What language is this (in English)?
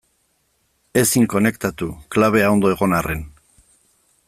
Basque